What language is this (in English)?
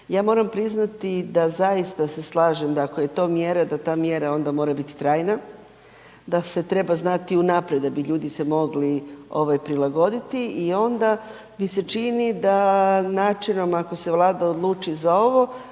Croatian